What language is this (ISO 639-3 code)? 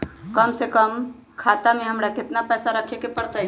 mag